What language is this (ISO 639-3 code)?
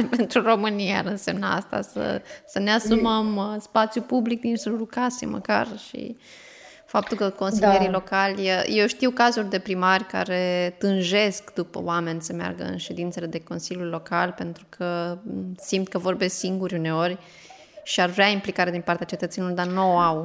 ron